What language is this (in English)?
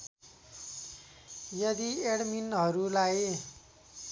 Nepali